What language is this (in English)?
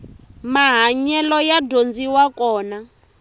Tsonga